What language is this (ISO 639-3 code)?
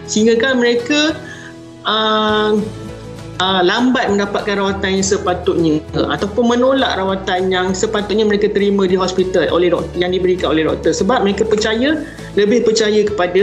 msa